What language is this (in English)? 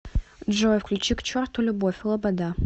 Russian